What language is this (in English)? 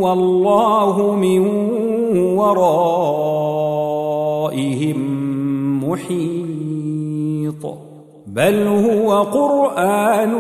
Arabic